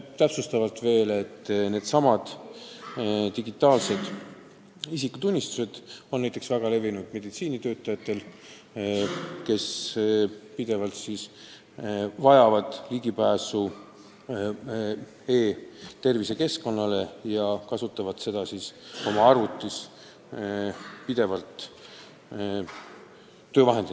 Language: Estonian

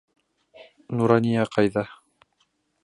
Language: Bashkir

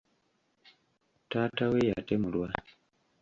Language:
Ganda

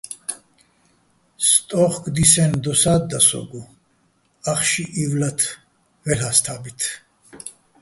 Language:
Bats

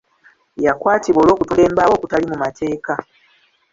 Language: Ganda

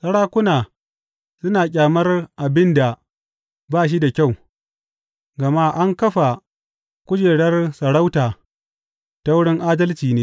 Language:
Hausa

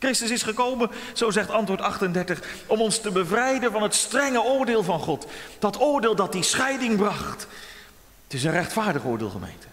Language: Dutch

